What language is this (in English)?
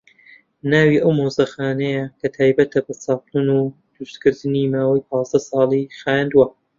Central Kurdish